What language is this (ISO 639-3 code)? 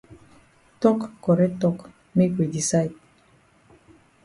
wes